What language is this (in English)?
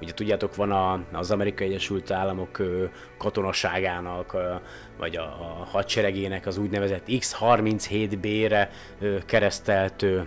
Hungarian